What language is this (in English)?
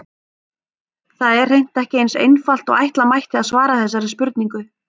Icelandic